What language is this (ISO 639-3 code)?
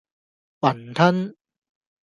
yue